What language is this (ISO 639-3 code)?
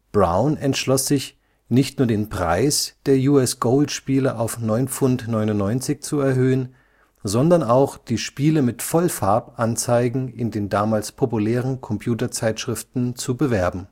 deu